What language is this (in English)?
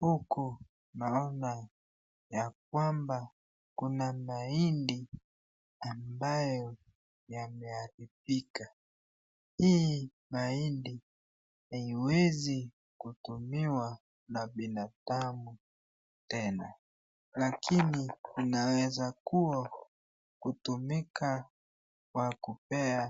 Swahili